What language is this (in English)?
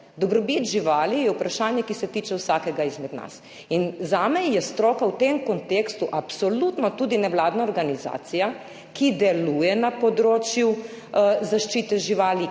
Slovenian